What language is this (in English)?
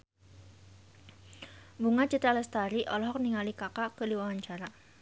Sundanese